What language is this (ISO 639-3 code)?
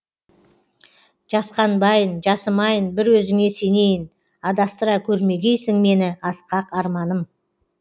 kaz